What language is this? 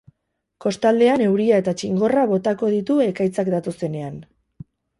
Basque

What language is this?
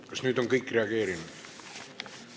Estonian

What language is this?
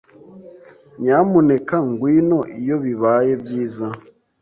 Kinyarwanda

